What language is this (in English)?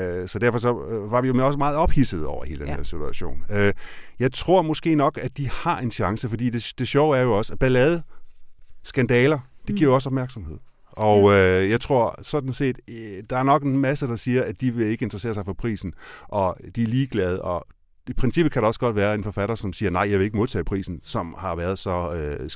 Danish